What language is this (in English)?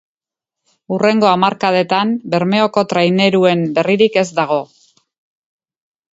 Basque